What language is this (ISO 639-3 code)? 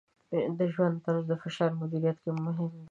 pus